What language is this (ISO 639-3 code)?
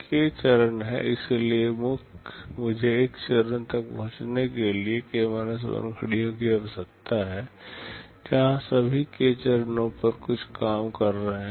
hin